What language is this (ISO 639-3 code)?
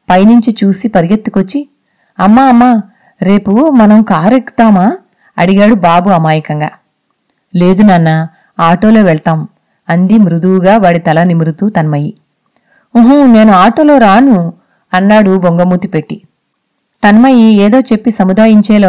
tel